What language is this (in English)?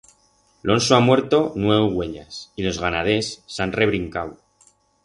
Aragonese